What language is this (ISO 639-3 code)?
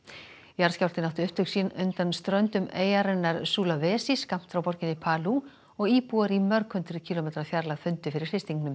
isl